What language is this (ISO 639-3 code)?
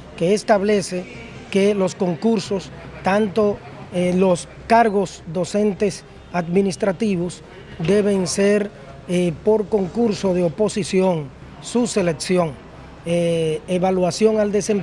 spa